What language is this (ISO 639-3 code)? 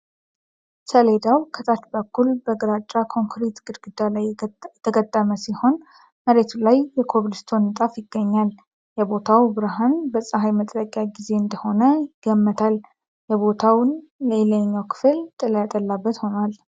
amh